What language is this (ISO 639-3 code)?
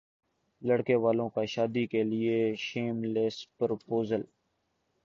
urd